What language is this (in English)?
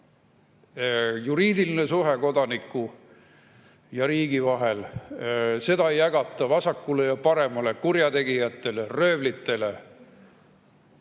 Estonian